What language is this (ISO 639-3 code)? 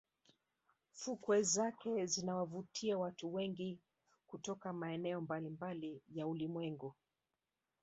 swa